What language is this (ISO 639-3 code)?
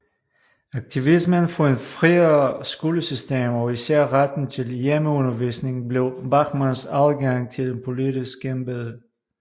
dan